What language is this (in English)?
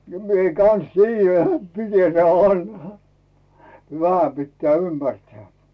Finnish